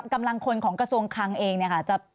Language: Thai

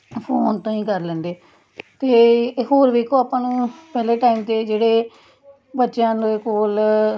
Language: Punjabi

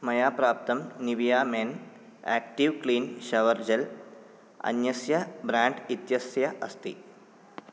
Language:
Sanskrit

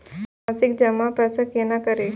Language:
Maithili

